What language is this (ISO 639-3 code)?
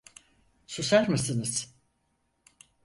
tur